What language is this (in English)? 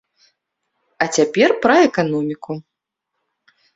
Belarusian